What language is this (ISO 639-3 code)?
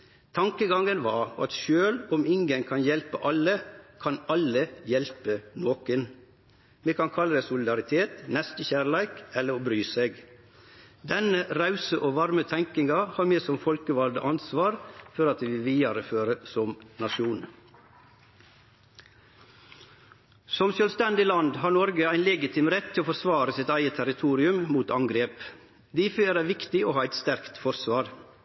nno